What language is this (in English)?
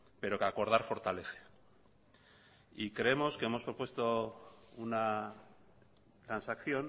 Spanish